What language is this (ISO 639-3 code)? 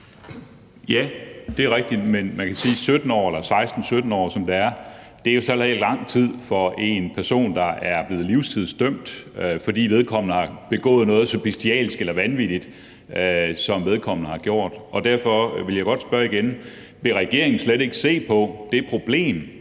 dan